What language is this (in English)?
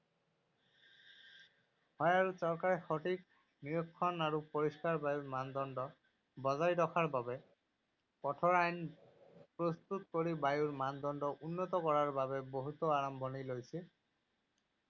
Assamese